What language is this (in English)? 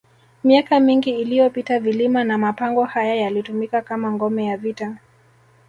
Swahili